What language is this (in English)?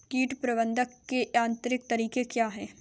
Hindi